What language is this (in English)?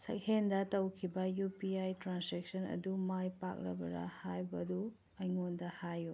Manipuri